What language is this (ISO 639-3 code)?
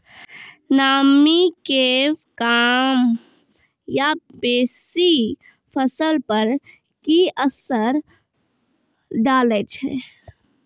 mai